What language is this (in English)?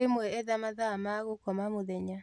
Kikuyu